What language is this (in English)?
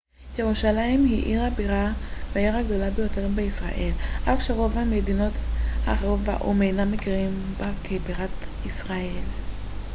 Hebrew